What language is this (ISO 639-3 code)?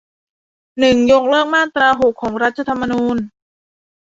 tha